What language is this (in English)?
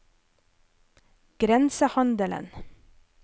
Norwegian